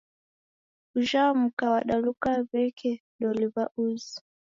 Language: Taita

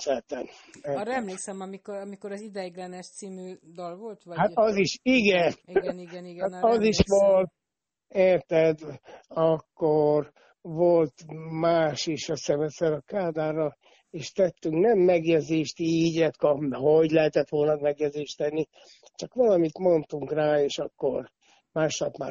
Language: Hungarian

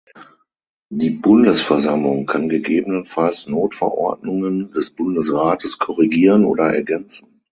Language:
German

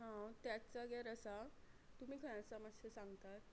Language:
Konkani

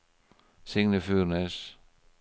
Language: Norwegian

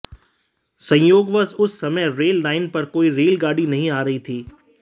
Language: Hindi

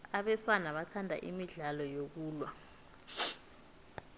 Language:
South Ndebele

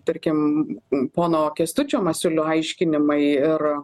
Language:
Lithuanian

